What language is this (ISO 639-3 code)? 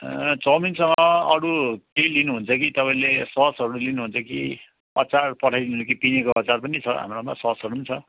nep